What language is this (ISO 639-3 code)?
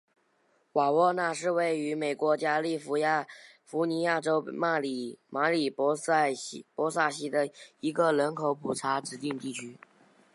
zho